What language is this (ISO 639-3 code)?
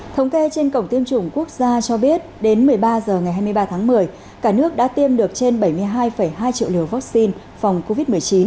vie